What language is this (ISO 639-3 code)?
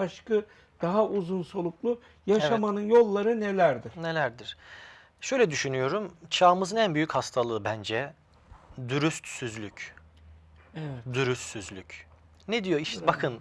tur